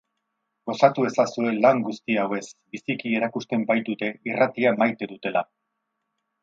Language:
Basque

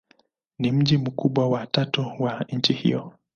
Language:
Swahili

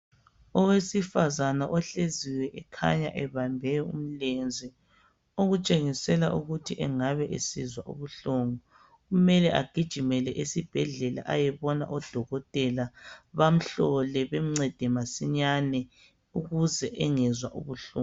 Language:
North Ndebele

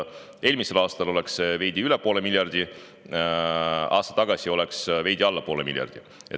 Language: Estonian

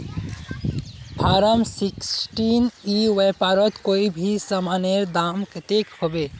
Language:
Magahi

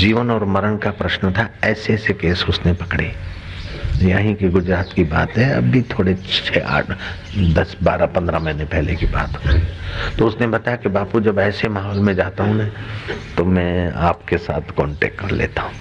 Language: Hindi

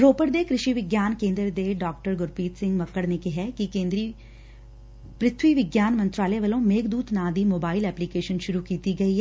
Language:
Punjabi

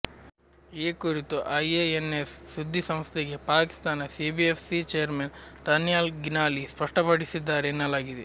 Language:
Kannada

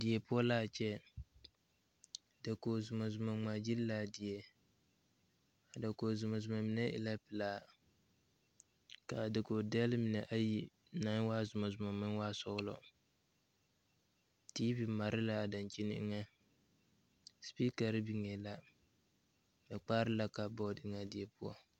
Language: Southern Dagaare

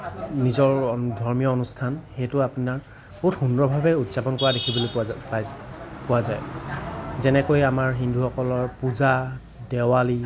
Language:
Assamese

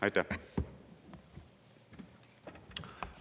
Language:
Estonian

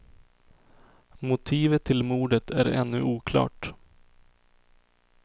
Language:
Swedish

